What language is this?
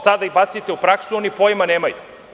Serbian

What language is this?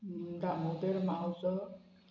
Konkani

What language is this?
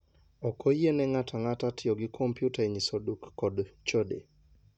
Luo (Kenya and Tanzania)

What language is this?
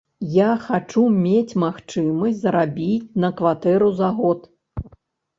Belarusian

